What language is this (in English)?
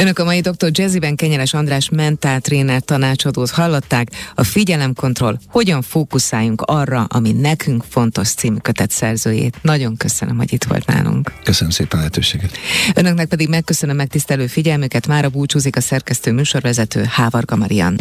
Hungarian